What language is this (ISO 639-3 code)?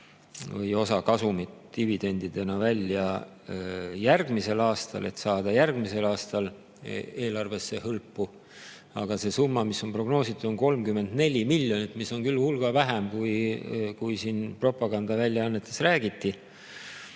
est